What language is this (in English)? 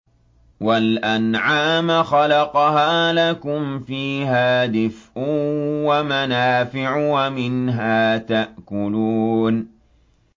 Arabic